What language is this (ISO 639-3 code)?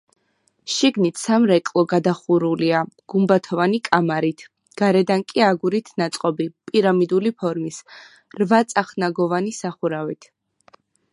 kat